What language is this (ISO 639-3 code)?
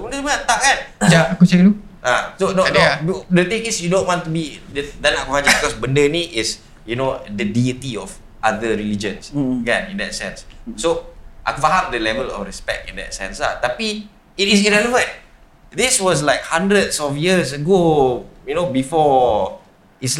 msa